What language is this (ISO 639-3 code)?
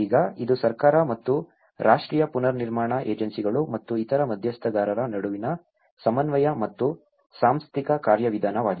kan